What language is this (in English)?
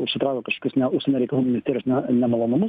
Lithuanian